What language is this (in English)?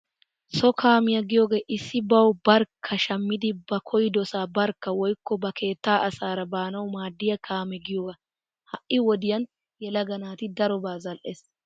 Wolaytta